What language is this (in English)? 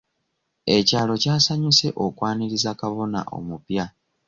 Ganda